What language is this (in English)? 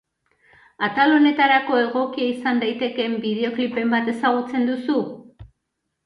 Basque